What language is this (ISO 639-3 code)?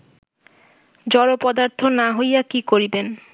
ben